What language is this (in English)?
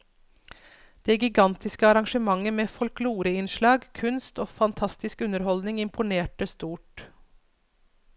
Norwegian